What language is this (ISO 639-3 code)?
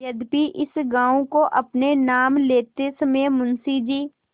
hin